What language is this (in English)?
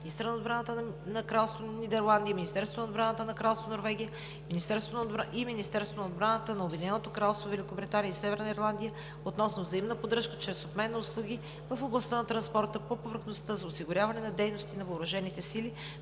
Bulgarian